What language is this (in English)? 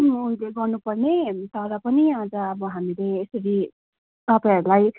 Nepali